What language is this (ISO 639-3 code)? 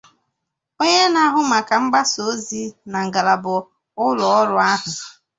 ibo